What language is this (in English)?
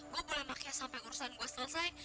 Indonesian